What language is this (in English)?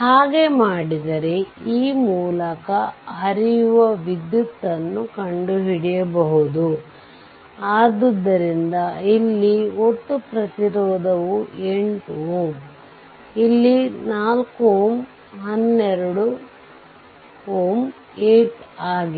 Kannada